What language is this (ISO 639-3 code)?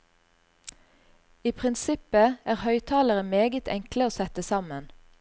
nor